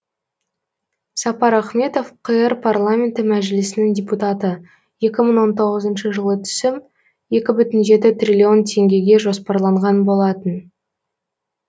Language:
Kazakh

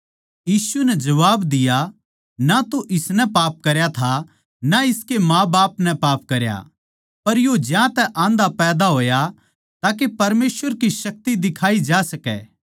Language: Haryanvi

